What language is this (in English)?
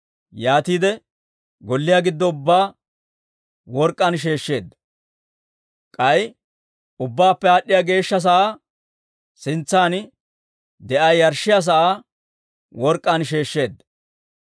Dawro